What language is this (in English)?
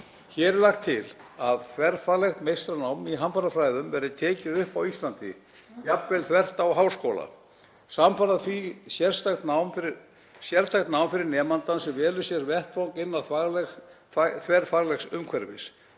Icelandic